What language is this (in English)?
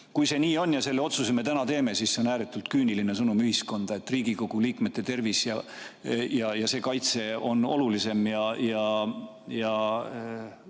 Estonian